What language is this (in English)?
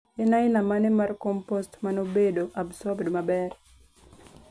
Luo (Kenya and Tanzania)